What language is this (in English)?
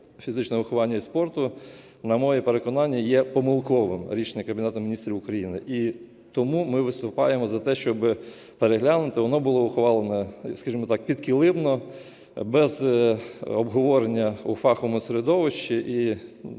Ukrainian